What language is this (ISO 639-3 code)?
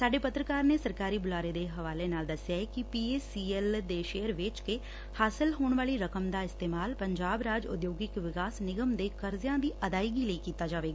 pan